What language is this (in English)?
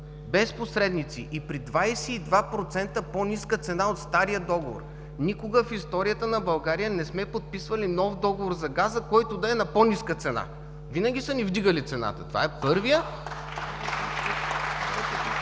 Bulgarian